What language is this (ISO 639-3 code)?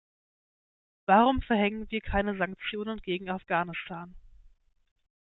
deu